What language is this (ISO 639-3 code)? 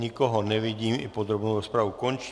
ces